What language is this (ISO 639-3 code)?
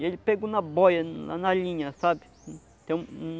por